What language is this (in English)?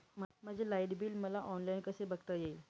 Marathi